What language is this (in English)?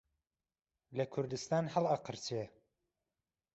Central Kurdish